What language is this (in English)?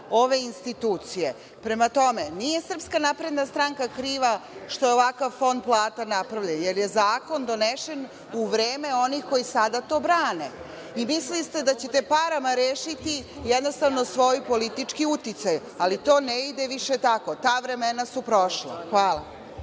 Serbian